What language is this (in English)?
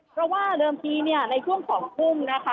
Thai